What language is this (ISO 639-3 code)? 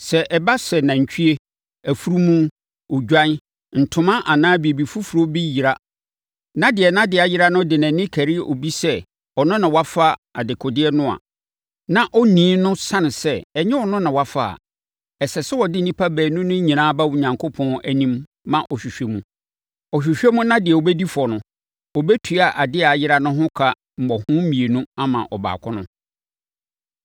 aka